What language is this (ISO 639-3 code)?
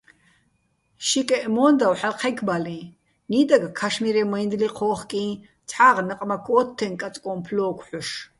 bbl